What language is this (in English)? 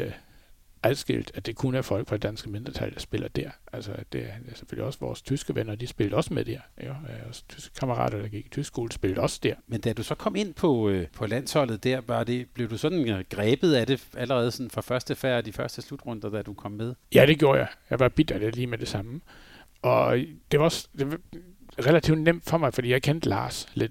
Danish